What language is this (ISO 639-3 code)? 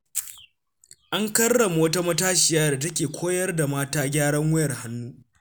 hau